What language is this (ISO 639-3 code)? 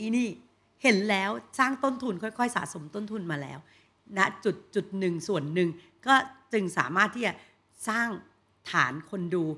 tha